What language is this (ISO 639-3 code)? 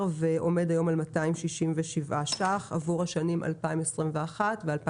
heb